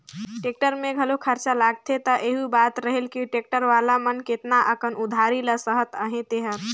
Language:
Chhattisgarhi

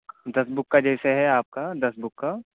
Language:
Urdu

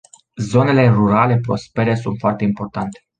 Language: Romanian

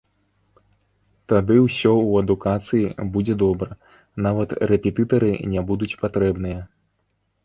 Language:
Belarusian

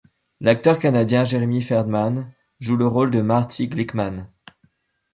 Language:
French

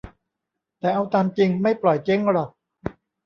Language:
Thai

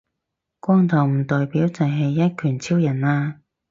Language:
Cantonese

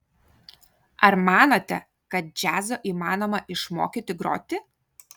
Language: Lithuanian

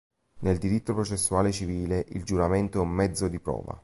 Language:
Italian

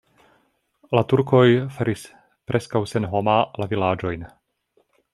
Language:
Esperanto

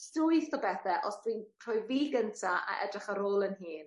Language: Welsh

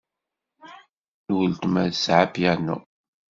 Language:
Kabyle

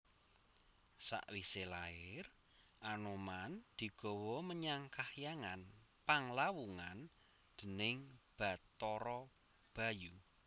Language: Javanese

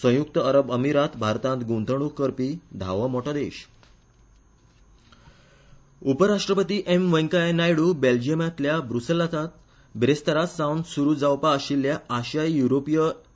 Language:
Konkani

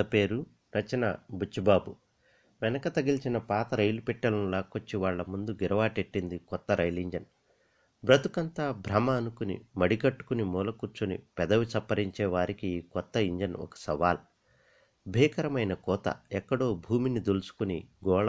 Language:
Telugu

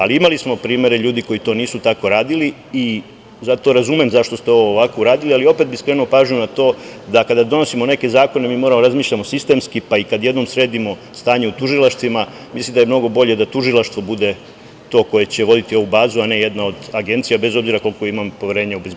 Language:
Serbian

